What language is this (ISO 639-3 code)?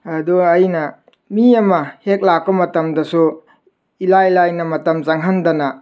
mni